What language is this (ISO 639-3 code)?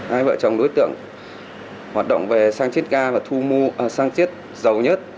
vie